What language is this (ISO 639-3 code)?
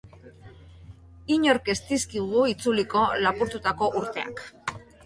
eus